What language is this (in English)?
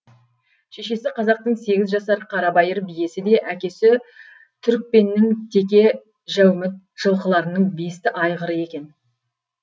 Kazakh